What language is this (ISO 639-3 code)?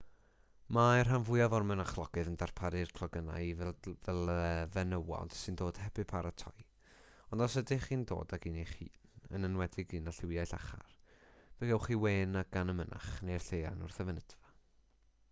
cym